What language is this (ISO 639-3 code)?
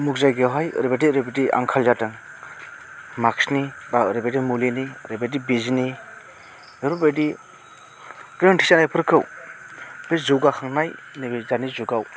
brx